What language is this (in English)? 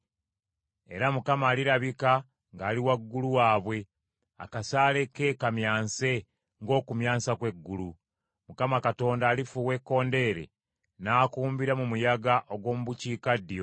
Ganda